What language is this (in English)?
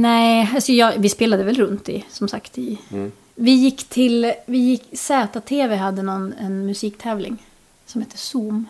Swedish